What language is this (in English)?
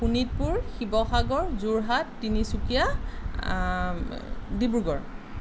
Assamese